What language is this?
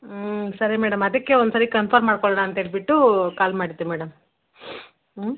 Kannada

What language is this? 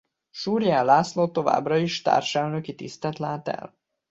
Hungarian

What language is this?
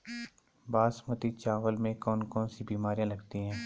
Hindi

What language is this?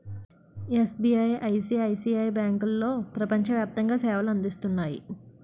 Telugu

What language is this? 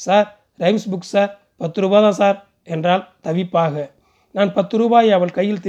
Tamil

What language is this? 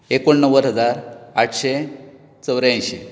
Konkani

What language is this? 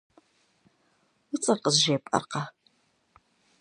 Kabardian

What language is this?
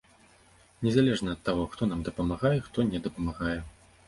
Belarusian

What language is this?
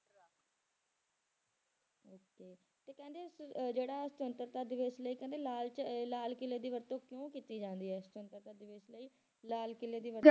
Punjabi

